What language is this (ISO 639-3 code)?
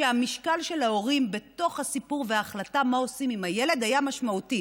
heb